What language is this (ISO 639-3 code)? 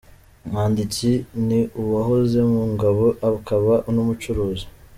kin